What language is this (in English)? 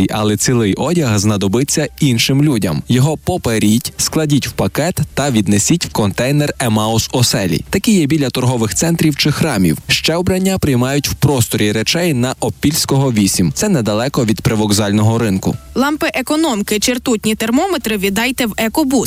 Ukrainian